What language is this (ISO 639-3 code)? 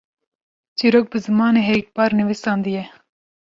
kur